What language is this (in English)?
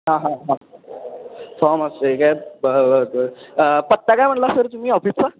Marathi